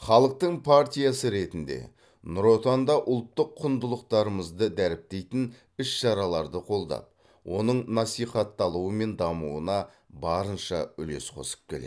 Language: Kazakh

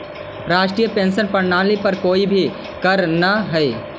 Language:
Magahi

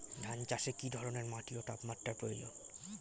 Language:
Bangla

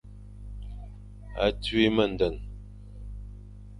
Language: Fang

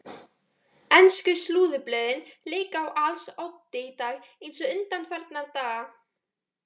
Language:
Icelandic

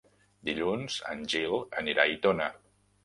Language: Catalan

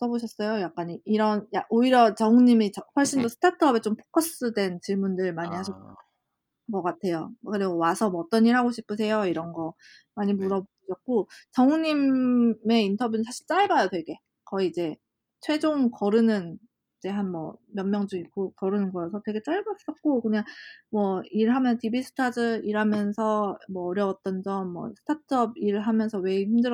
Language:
Korean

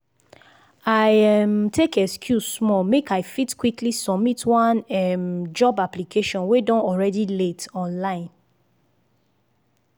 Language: Nigerian Pidgin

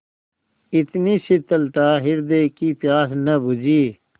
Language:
Hindi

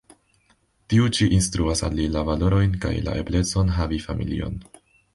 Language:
Esperanto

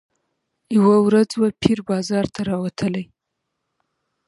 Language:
Pashto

